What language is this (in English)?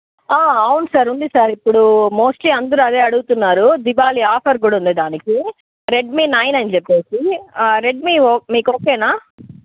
Telugu